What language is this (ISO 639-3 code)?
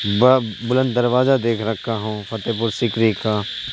urd